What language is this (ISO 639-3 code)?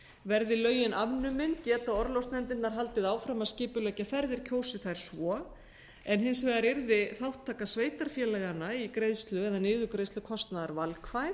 isl